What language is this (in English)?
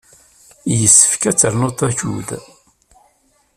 Kabyle